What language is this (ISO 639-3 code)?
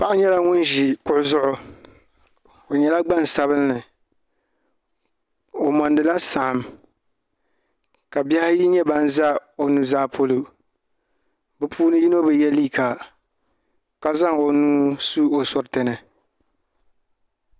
dag